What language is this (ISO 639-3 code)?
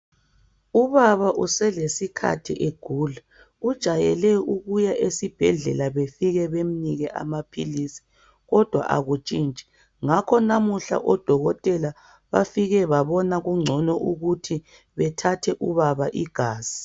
nde